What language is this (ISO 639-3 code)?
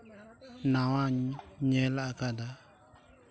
sat